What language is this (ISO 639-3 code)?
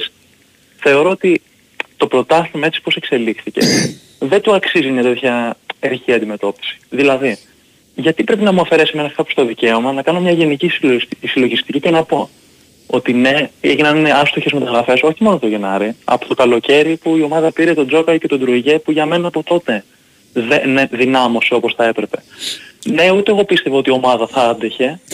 ell